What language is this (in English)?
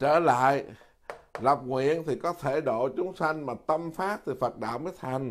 Vietnamese